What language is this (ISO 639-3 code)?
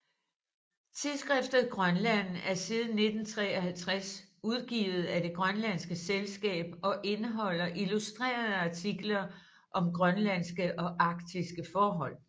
dan